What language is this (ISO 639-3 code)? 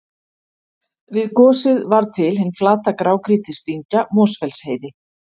isl